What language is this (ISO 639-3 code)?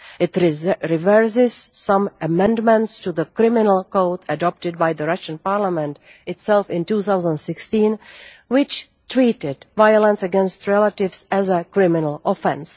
eng